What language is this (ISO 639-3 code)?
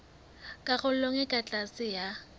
sot